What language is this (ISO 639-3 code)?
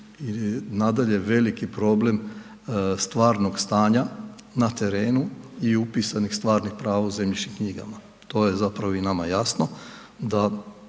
hrv